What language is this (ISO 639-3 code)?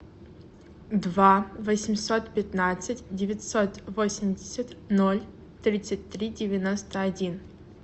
rus